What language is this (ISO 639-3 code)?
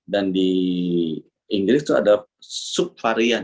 ind